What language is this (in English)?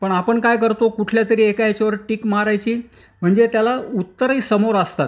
Marathi